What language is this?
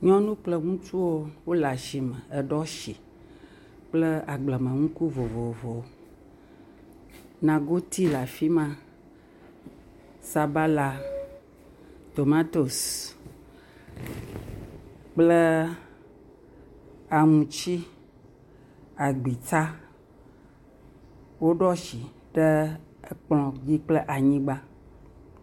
Ewe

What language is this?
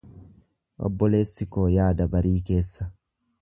Oromo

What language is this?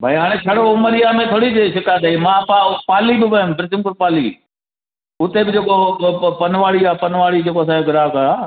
Sindhi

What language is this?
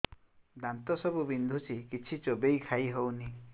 Odia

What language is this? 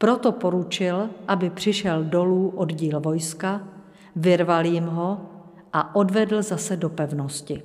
Czech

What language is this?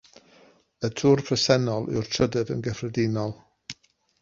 Welsh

